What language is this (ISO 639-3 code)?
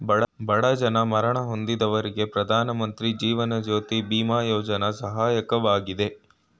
kan